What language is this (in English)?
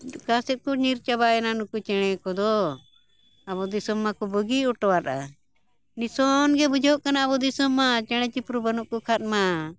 Santali